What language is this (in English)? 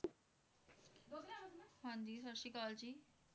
Punjabi